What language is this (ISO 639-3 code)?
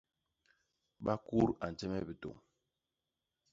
bas